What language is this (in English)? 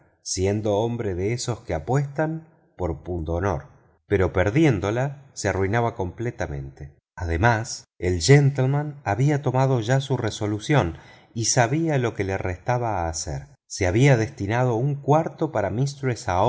Spanish